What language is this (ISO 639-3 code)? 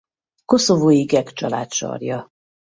hun